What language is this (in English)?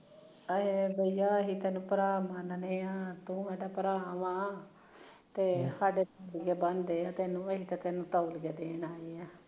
Punjabi